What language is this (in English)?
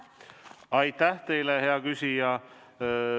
Estonian